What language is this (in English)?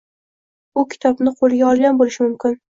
Uzbek